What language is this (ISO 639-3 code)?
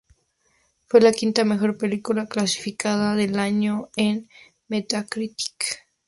spa